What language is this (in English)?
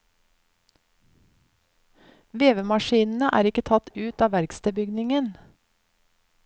Norwegian